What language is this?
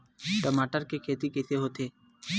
Chhattisgarhi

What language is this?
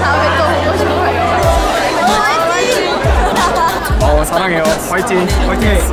Korean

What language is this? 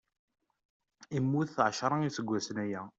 Kabyle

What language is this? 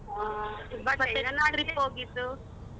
Kannada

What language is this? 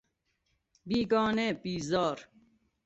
Persian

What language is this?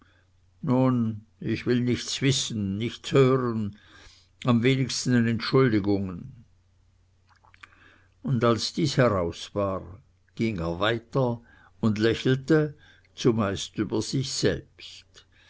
German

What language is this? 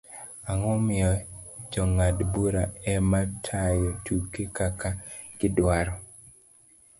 Luo (Kenya and Tanzania)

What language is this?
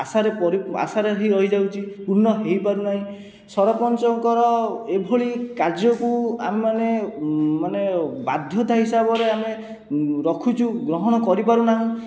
Odia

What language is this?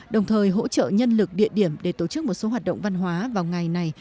Vietnamese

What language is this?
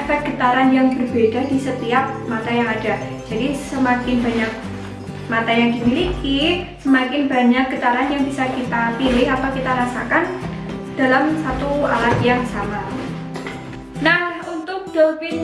Indonesian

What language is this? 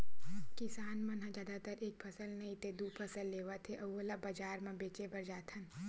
Chhattisgarhi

